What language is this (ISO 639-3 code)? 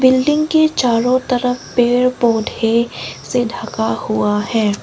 hin